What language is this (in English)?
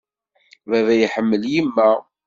Kabyle